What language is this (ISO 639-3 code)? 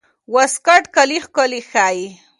pus